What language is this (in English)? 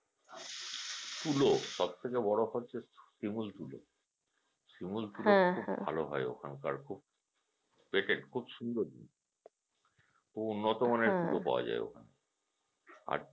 Bangla